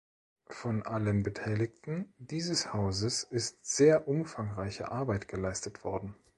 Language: German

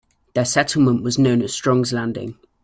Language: English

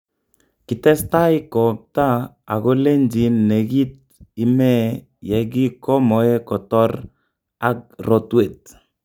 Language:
Kalenjin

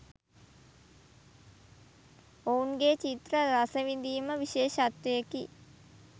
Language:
Sinhala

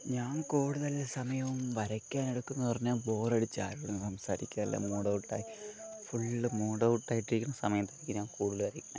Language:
Malayalam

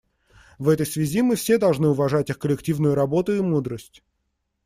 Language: Russian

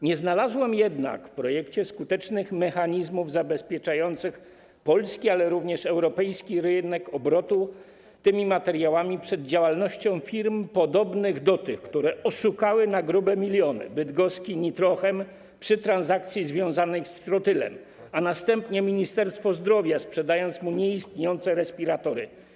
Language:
Polish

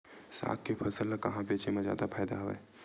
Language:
Chhattisgarhi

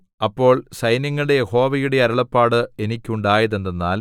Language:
Malayalam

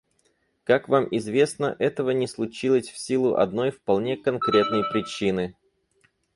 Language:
Russian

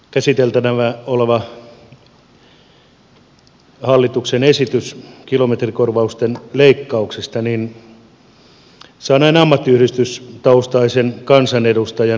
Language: Finnish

